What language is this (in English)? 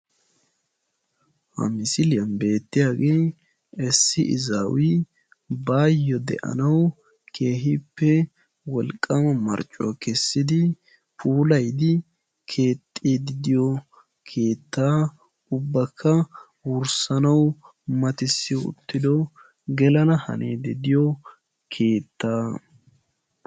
Wolaytta